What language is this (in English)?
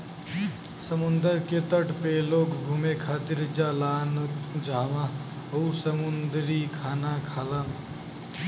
Bhojpuri